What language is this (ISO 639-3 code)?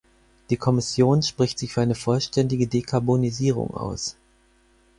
deu